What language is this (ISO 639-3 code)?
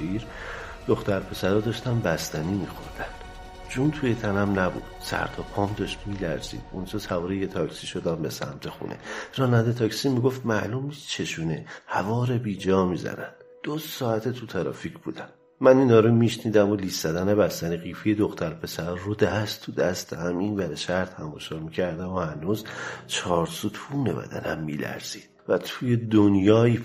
fas